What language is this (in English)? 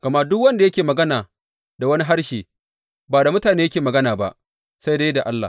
Hausa